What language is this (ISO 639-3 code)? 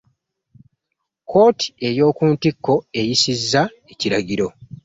lug